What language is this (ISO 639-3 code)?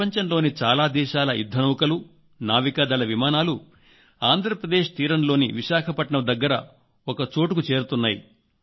tel